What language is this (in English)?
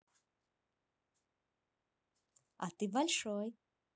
Russian